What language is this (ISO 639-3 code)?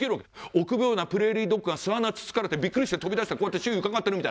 jpn